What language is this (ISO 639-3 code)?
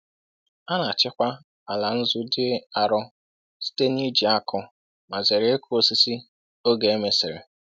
ibo